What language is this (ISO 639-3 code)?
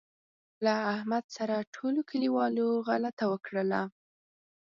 pus